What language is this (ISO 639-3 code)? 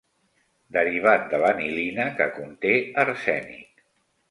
cat